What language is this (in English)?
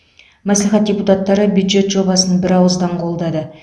Kazakh